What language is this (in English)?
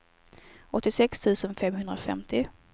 Swedish